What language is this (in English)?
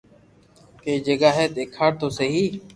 Loarki